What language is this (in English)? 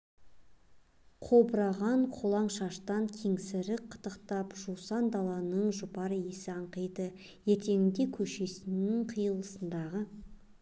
Kazakh